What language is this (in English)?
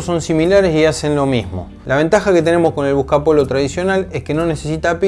Spanish